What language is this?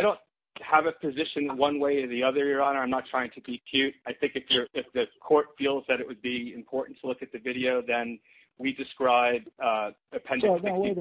English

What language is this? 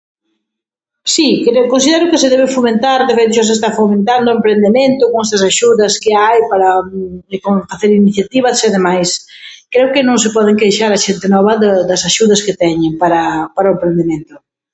Galician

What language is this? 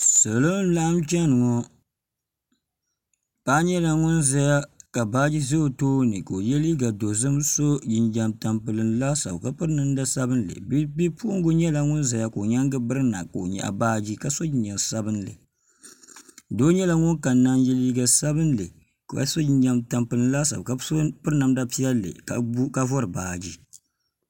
Dagbani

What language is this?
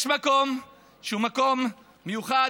Hebrew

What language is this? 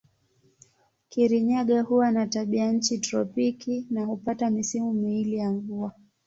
Swahili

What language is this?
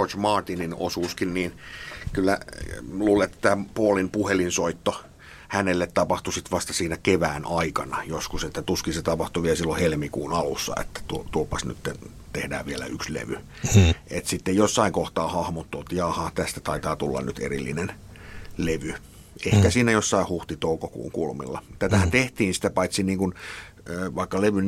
Finnish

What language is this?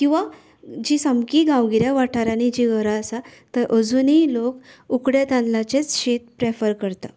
Konkani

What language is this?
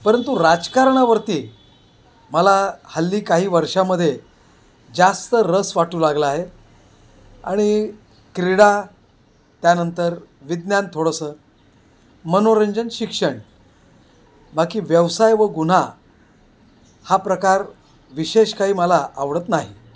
Marathi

